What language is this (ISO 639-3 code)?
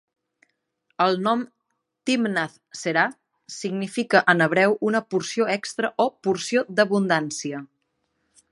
cat